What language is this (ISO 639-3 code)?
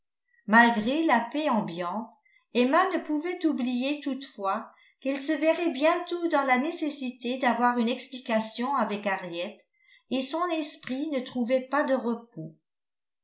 fra